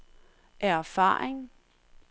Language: Danish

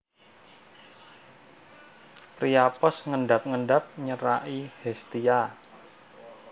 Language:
Javanese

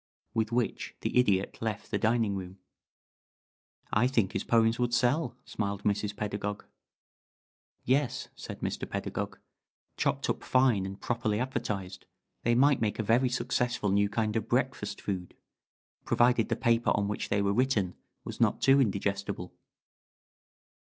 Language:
English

